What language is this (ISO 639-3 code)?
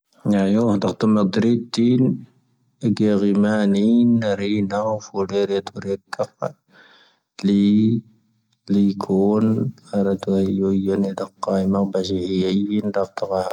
thv